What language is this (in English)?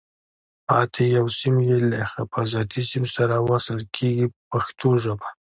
Pashto